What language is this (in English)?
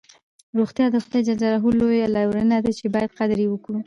Pashto